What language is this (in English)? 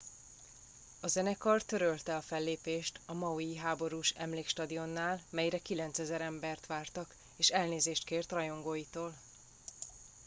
Hungarian